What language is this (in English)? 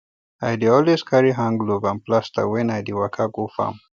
Nigerian Pidgin